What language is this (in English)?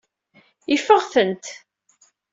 Kabyle